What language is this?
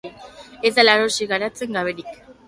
Basque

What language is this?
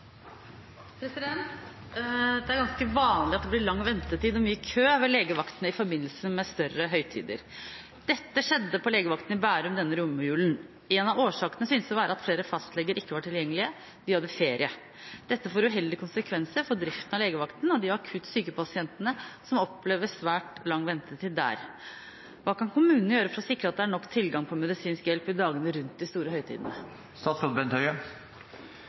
Norwegian Bokmål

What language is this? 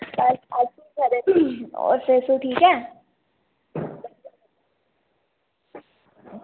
Dogri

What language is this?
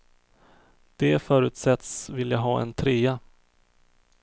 Swedish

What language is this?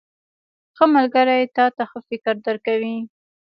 Pashto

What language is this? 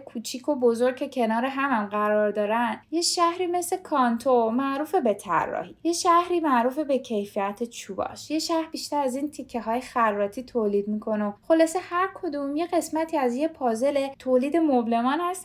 Persian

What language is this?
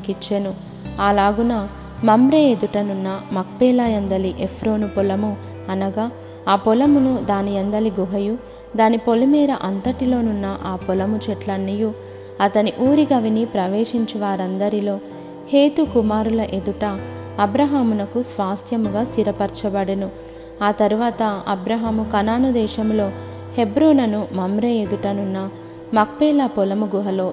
Telugu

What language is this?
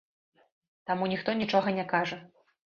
Belarusian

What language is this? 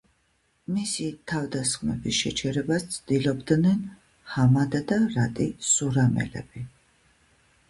Georgian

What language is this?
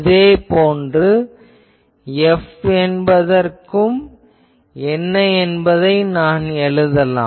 Tamil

